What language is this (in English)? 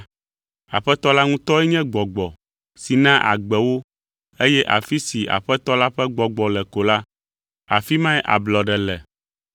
Ewe